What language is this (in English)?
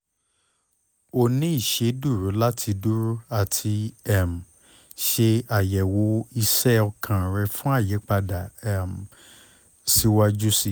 Yoruba